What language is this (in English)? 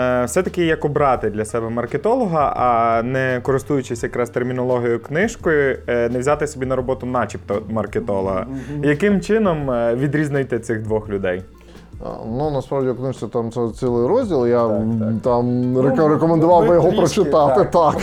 Ukrainian